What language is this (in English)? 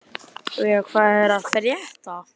Icelandic